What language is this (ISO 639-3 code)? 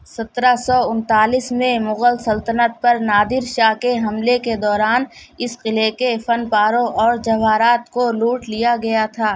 urd